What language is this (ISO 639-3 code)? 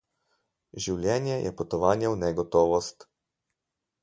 slv